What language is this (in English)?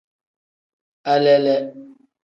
Tem